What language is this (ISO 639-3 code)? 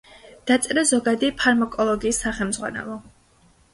kat